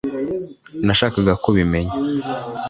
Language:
Kinyarwanda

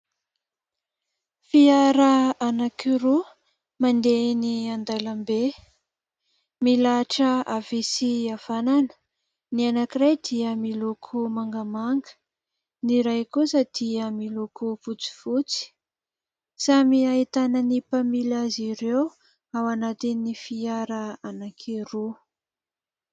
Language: Malagasy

